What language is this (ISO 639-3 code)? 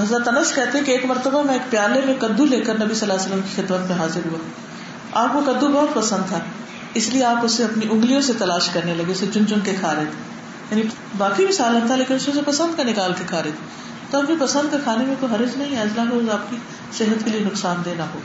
urd